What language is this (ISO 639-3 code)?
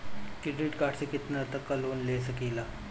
bho